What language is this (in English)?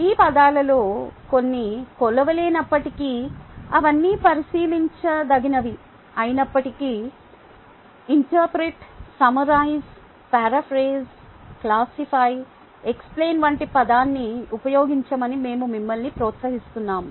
Telugu